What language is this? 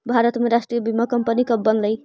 Magahi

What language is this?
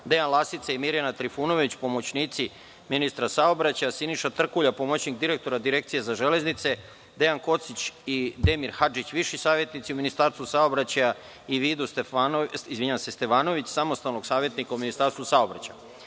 Serbian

